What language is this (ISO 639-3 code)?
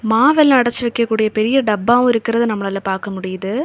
tam